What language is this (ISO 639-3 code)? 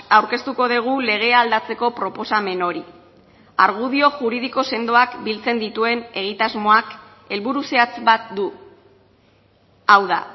eus